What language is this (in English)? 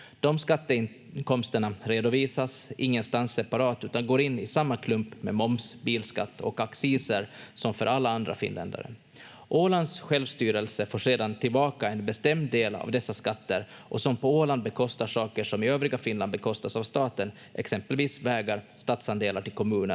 Finnish